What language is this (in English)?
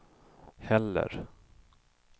Swedish